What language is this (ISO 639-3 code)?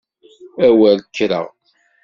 kab